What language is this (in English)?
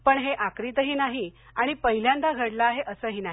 Marathi